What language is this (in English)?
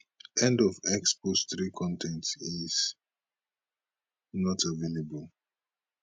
Nigerian Pidgin